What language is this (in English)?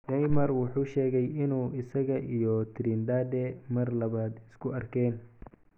Somali